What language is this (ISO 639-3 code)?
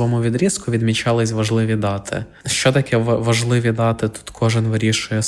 ukr